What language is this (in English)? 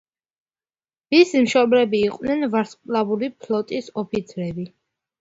Georgian